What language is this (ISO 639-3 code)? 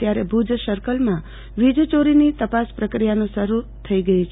guj